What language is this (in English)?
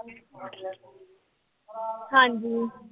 Punjabi